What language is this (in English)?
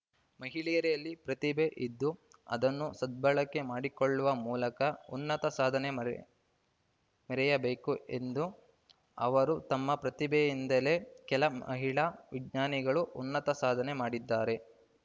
Kannada